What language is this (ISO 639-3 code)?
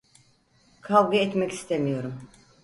tur